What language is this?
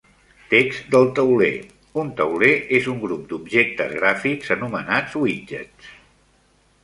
Catalan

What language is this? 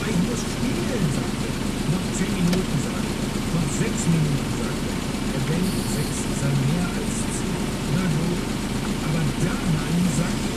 German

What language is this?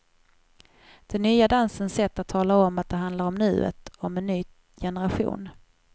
Swedish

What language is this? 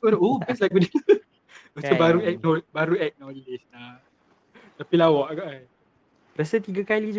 Malay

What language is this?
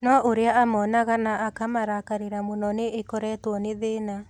Kikuyu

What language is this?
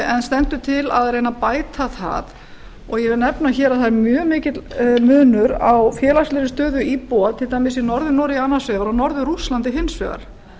Icelandic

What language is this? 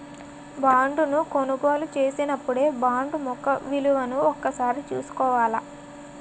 Telugu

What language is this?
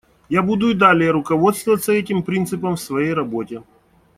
Russian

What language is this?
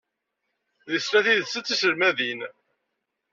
Kabyle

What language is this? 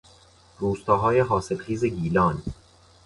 Persian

